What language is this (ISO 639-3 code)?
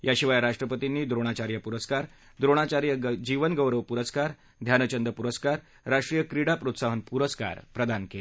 mar